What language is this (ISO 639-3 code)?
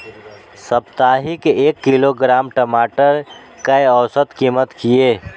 mai